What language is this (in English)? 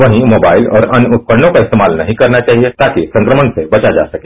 Hindi